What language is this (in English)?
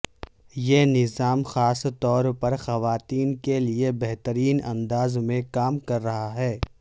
Urdu